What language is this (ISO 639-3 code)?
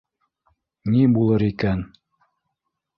bak